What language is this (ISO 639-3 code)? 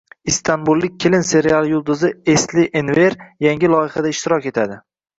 uzb